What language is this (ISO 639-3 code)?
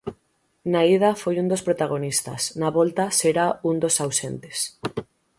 glg